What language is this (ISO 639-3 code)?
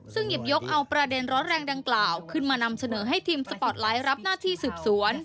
tha